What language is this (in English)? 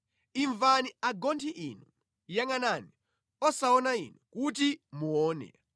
Nyanja